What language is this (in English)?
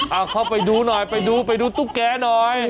Thai